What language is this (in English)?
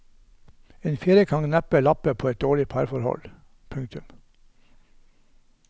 Norwegian